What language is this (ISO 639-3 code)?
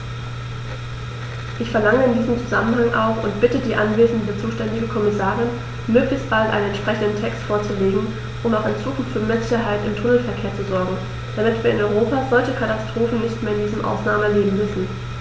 deu